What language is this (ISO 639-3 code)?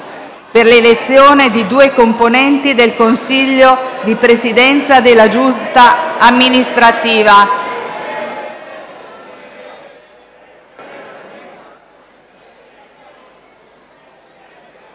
ita